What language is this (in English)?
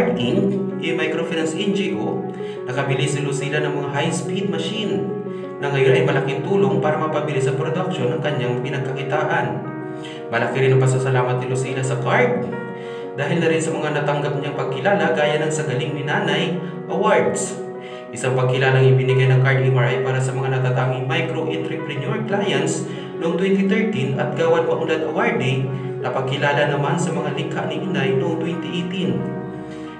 Filipino